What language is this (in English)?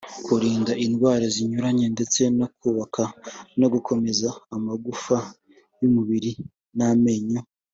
Kinyarwanda